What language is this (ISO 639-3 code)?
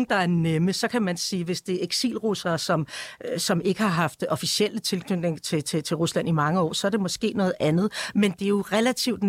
dan